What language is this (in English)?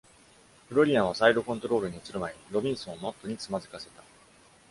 Japanese